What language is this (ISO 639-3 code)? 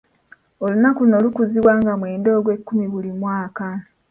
lug